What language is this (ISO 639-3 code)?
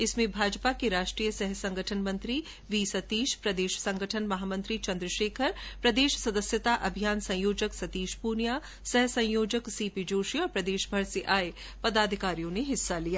hin